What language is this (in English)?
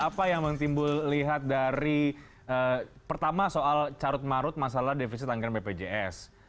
Indonesian